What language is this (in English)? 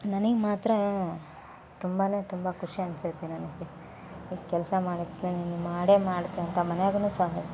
Kannada